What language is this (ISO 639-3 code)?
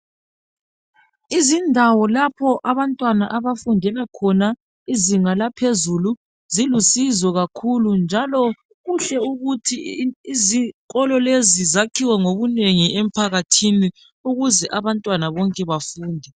nde